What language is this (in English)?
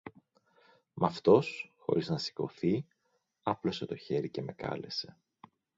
Greek